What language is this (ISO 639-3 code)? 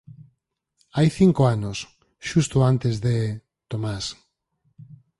glg